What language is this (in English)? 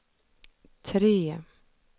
Swedish